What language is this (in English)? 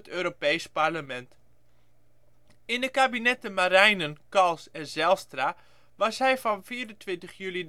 Dutch